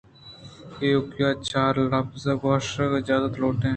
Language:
Eastern Balochi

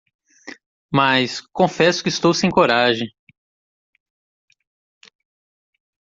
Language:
Portuguese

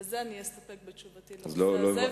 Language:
Hebrew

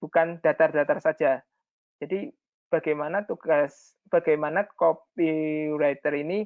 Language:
Indonesian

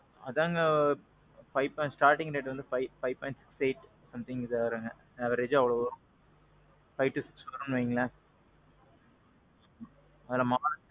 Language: Tamil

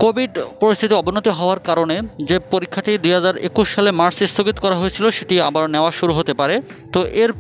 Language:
Romanian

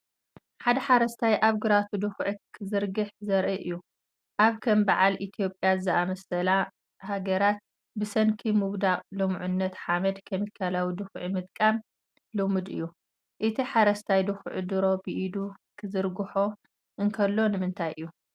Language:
Tigrinya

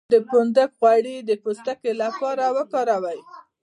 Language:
Pashto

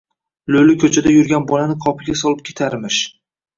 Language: Uzbek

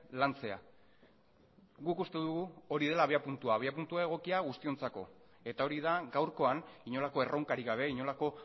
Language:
Basque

